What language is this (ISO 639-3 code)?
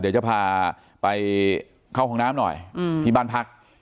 tha